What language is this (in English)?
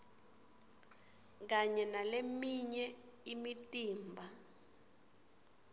Swati